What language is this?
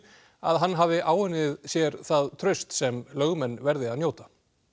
Icelandic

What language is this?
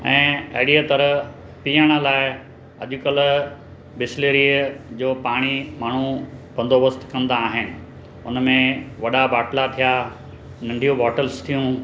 Sindhi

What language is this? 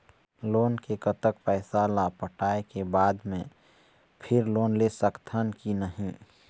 Chhattisgarhi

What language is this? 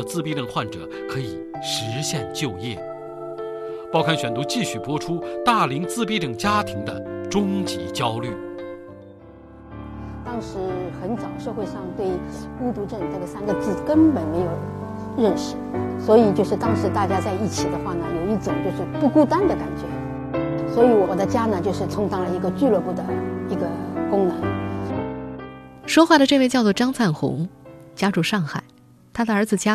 Chinese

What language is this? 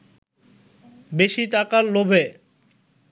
Bangla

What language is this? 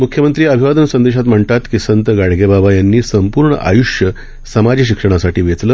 Marathi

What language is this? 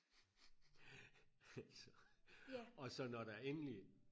Danish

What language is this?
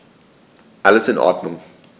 German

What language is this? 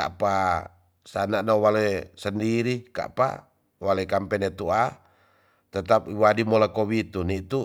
Tonsea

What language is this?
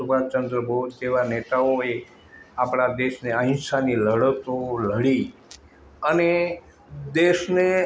Gujarati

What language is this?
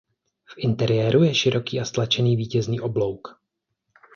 Czech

